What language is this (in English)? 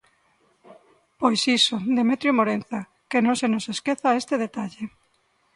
Galician